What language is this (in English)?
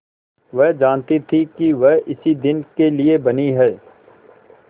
Hindi